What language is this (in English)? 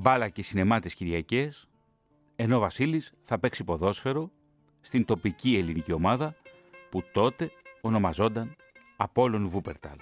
Greek